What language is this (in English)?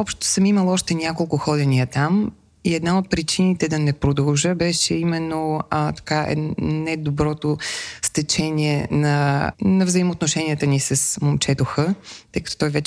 Bulgarian